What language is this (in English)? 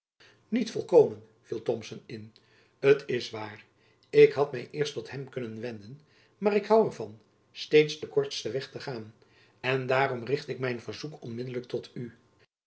Dutch